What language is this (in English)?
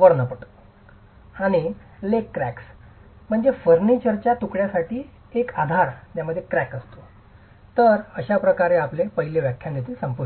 Marathi